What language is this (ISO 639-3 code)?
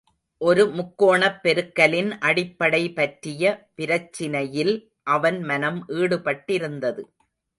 tam